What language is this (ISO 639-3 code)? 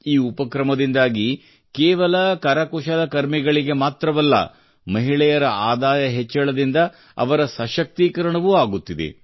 kan